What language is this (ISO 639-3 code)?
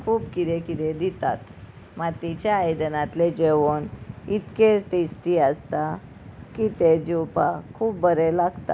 kok